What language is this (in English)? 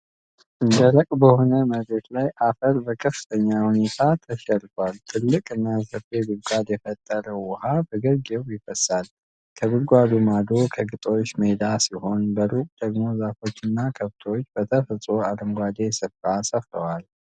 Amharic